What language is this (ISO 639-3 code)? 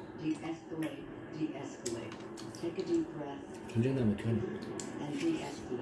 kor